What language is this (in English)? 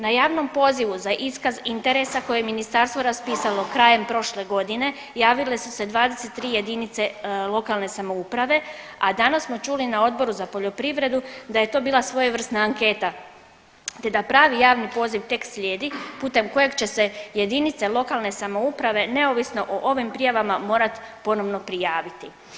Croatian